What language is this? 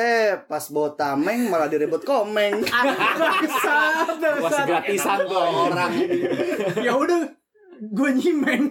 Indonesian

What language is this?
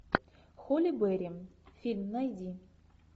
Russian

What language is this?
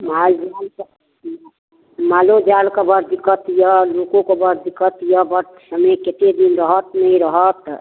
Maithili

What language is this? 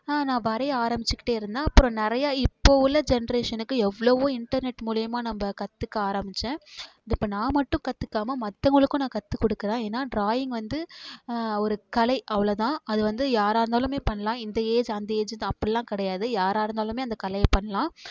Tamil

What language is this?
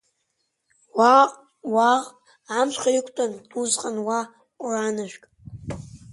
Abkhazian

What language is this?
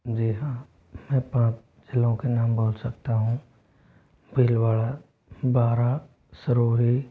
Hindi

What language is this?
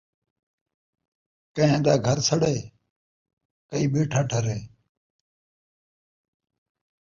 Saraiki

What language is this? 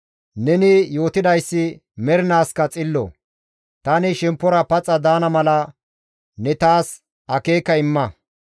Gamo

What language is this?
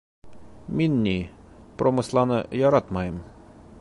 Bashkir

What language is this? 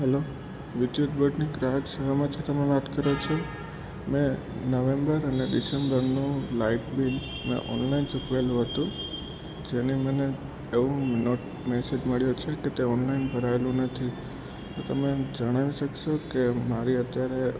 Gujarati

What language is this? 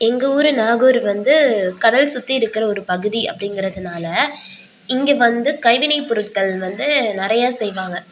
Tamil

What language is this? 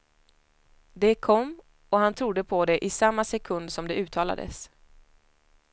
Swedish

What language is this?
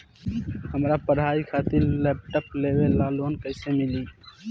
Bhojpuri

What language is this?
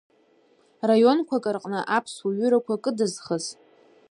Abkhazian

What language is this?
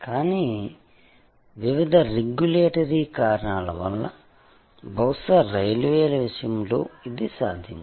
Telugu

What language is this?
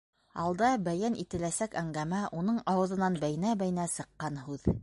Bashkir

